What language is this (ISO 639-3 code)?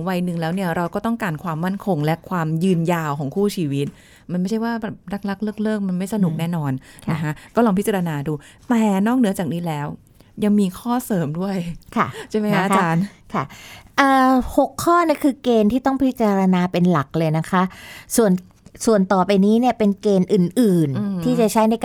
tha